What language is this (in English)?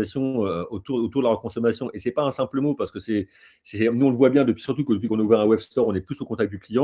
French